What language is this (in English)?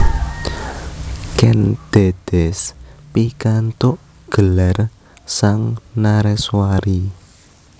Javanese